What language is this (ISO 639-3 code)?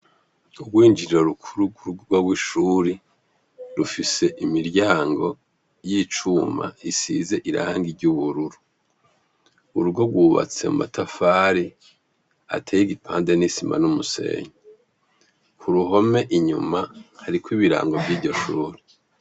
run